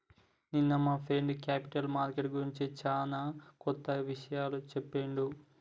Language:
Telugu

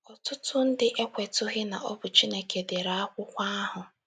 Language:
Igbo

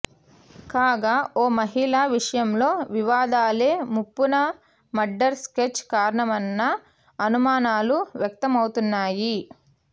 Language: Telugu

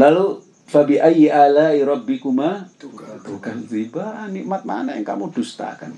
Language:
Indonesian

